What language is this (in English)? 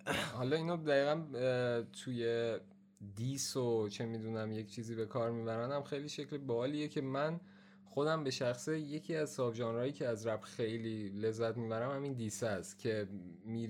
Persian